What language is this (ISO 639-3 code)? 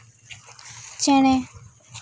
sat